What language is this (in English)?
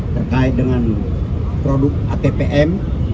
Indonesian